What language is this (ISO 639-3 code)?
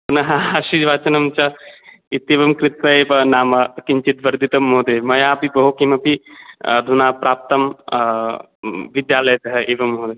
san